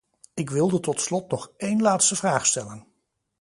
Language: Dutch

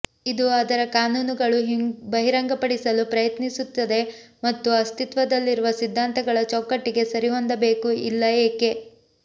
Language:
Kannada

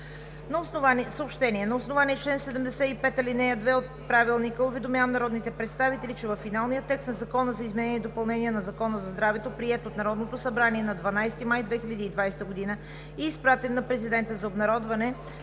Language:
Bulgarian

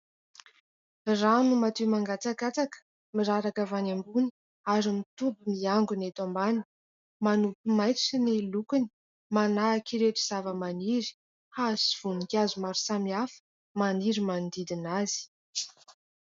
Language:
Malagasy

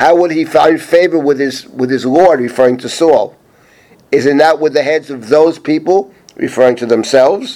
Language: English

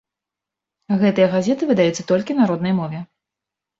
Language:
Belarusian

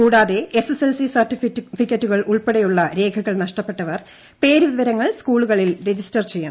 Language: Malayalam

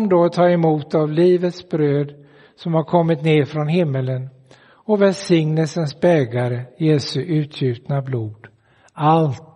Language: Swedish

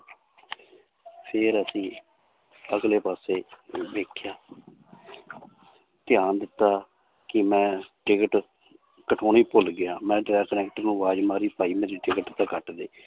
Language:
Punjabi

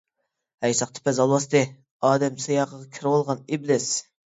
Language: Uyghur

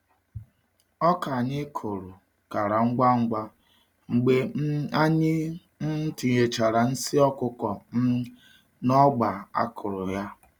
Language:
Igbo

